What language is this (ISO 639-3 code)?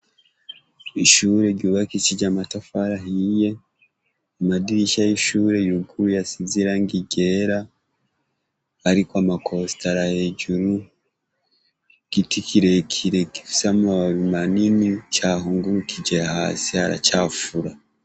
run